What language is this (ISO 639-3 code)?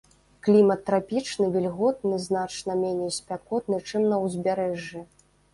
bel